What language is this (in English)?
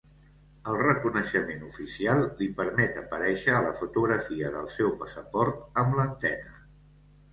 Catalan